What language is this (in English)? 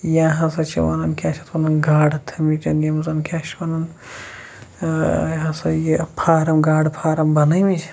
Kashmiri